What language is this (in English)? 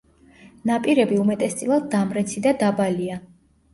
Georgian